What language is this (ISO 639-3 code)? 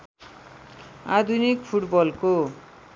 nep